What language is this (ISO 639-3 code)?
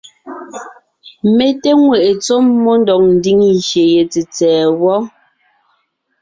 nnh